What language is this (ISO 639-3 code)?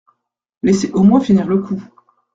fra